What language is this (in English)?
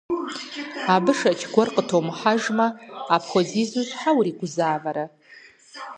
Kabardian